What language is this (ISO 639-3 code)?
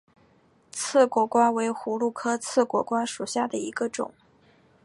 zho